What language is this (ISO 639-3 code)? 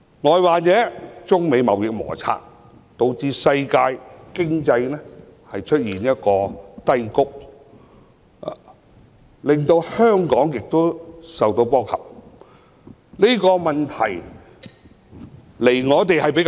yue